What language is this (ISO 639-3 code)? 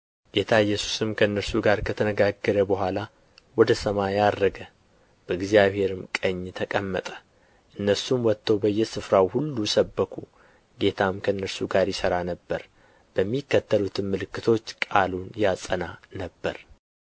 amh